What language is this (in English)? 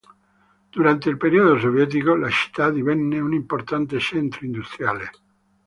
Italian